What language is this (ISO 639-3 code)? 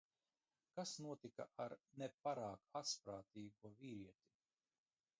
lav